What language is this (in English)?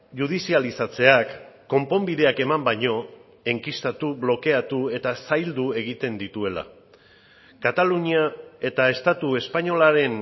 Basque